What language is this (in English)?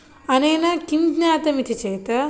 Sanskrit